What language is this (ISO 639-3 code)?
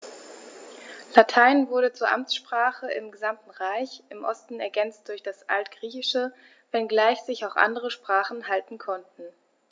deu